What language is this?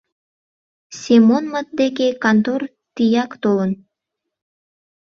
Mari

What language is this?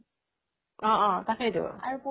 Assamese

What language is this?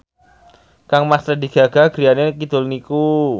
Javanese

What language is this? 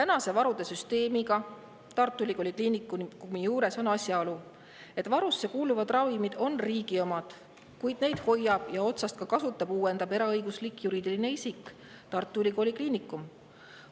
Estonian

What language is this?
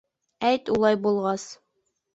Bashkir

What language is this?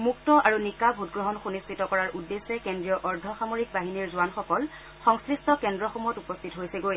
Assamese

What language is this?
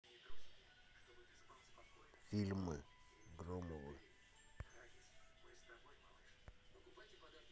Russian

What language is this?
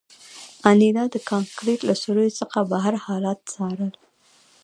Pashto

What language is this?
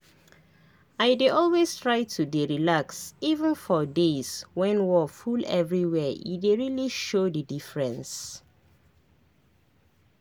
Nigerian Pidgin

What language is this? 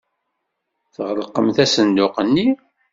Kabyle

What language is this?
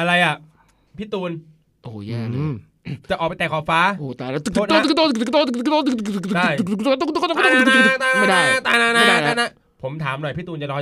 Thai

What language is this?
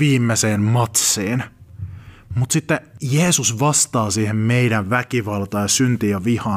Finnish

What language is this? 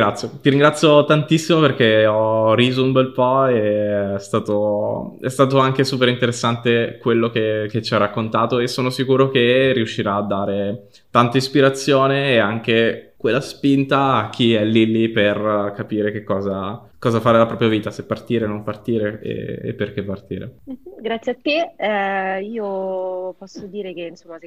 Italian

